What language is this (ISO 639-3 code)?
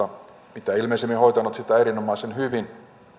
fin